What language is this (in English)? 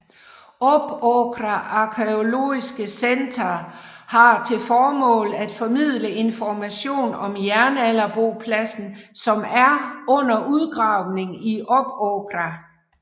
Danish